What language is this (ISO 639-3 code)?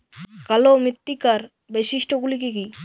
ben